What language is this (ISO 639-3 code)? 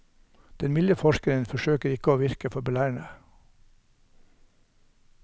nor